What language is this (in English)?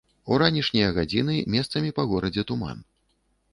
Belarusian